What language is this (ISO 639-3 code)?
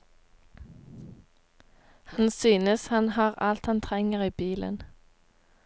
nor